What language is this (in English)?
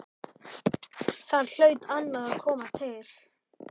Icelandic